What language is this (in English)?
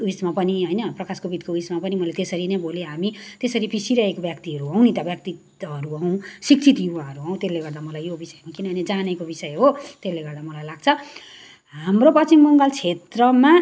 Nepali